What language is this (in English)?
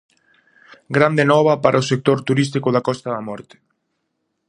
Galician